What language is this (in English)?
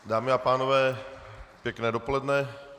Czech